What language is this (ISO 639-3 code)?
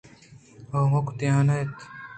bgp